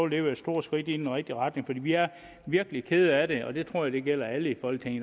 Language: Danish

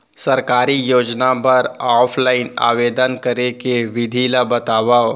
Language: Chhattisgarhi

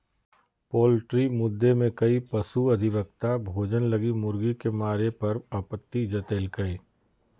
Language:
Magahi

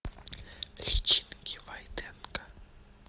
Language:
Russian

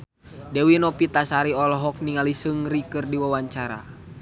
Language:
Sundanese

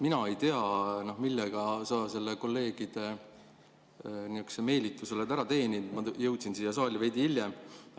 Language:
Estonian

